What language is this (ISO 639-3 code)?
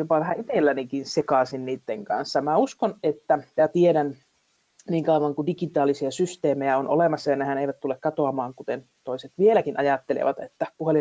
fin